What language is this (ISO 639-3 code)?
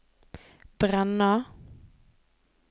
nor